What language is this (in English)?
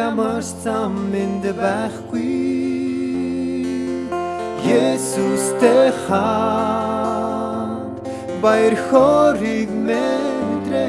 Turkish